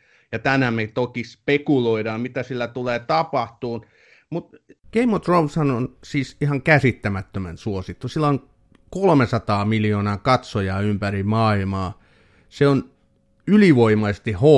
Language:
Finnish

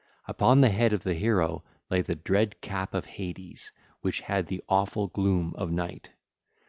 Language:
English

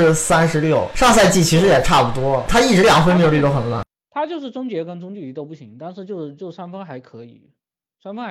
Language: Chinese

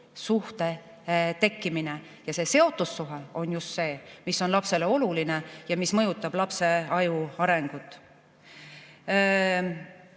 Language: Estonian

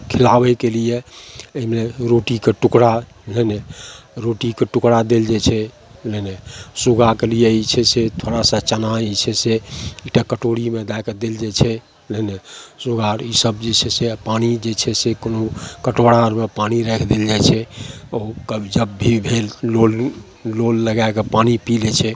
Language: Maithili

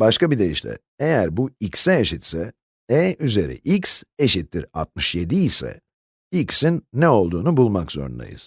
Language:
Turkish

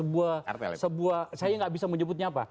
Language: Indonesian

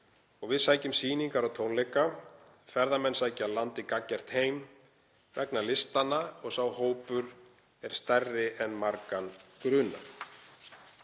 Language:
Icelandic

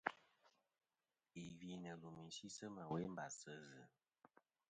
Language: Kom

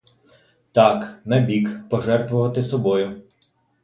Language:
Ukrainian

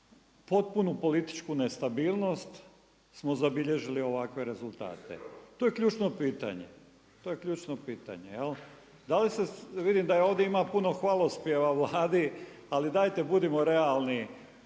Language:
Croatian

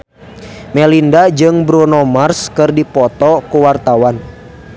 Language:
Sundanese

